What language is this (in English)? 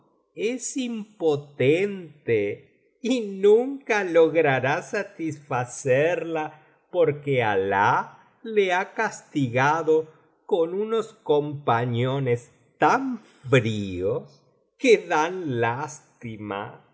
Spanish